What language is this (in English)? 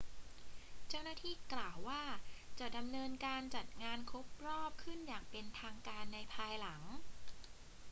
Thai